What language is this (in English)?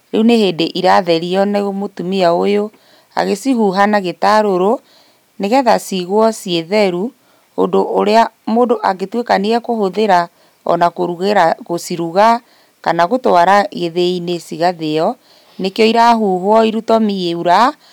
Kikuyu